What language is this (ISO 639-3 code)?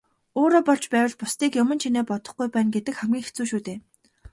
mon